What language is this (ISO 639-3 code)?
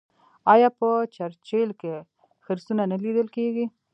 pus